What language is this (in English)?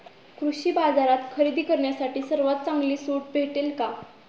Marathi